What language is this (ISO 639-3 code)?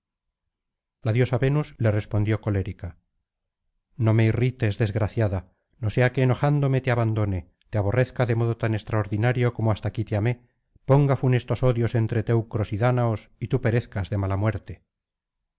spa